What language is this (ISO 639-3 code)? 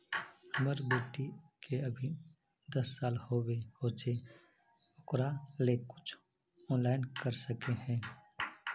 mag